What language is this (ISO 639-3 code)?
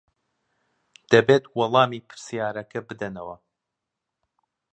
ckb